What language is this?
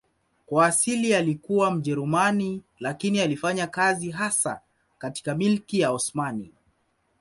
Swahili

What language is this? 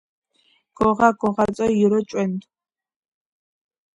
Georgian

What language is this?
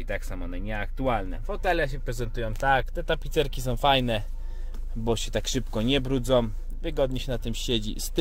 Polish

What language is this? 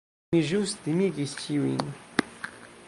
Esperanto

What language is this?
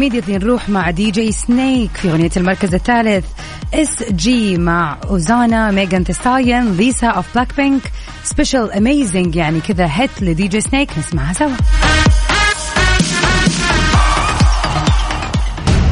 Arabic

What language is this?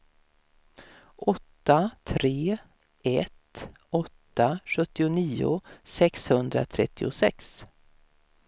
Swedish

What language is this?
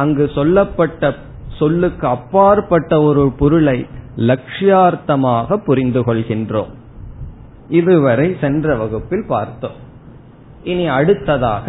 Tamil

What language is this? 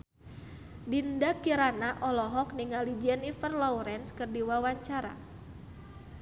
Sundanese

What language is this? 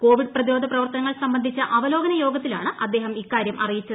Malayalam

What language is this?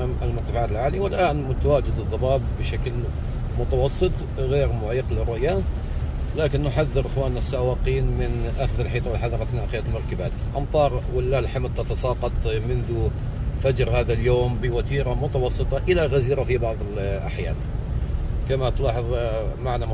Arabic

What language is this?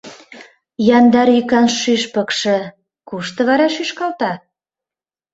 Mari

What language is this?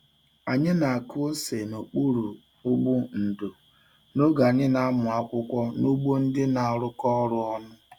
Igbo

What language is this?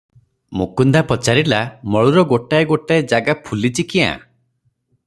Odia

